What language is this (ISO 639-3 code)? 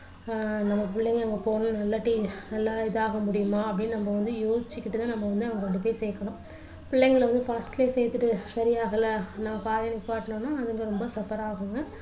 tam